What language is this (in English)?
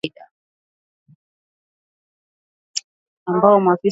Swahili